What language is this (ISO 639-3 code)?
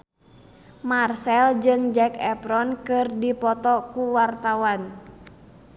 sun